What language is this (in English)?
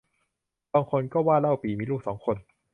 Thai